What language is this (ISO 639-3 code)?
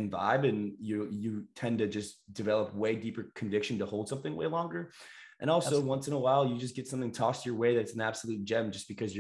eng